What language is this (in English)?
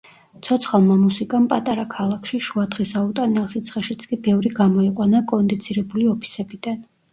Georgian